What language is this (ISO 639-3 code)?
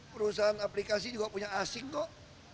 ind